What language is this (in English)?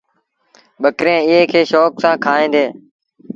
Sindhi Bhil